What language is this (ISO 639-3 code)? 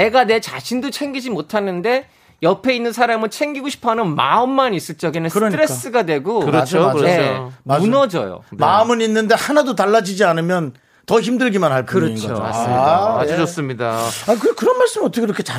kor